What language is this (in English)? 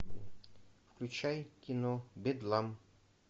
Russian